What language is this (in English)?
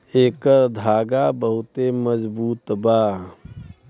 Bhojpuri